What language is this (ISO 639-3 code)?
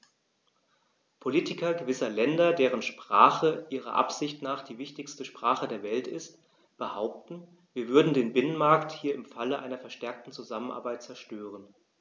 deu